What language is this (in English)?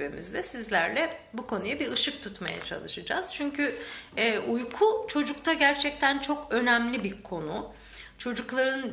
Turkish